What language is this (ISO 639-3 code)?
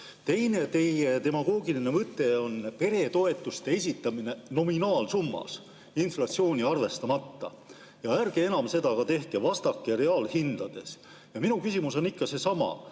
est